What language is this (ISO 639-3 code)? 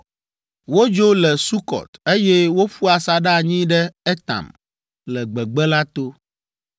ewe